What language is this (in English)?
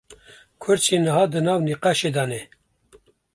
Kurdish